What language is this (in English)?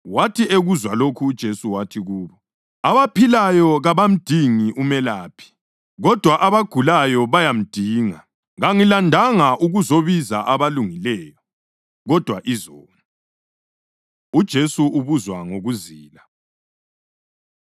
North Ndebele